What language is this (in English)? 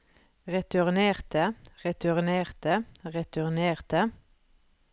Norwegian